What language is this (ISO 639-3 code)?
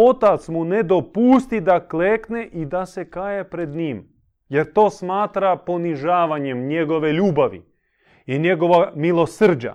hrv